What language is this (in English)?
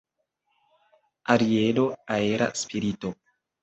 Esperanto